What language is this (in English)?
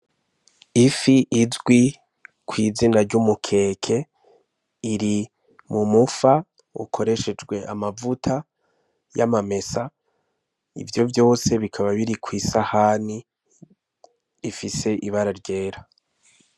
Rundi